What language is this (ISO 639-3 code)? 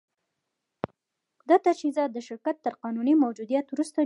pus